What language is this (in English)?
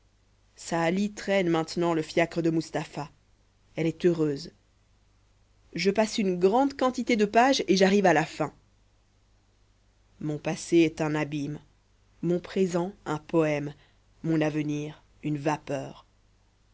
French